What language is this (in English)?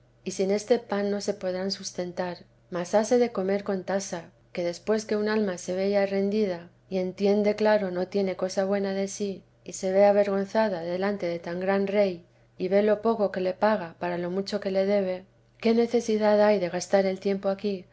Spanish